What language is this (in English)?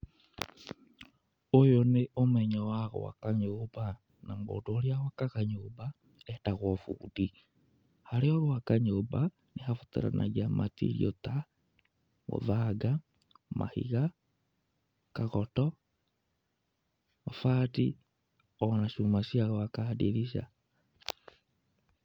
Kikuyu